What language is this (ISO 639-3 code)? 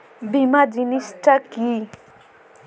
ben